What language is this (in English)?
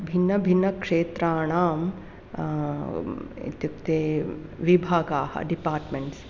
Sanskrit